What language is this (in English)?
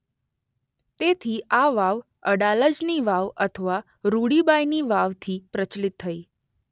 Gujarati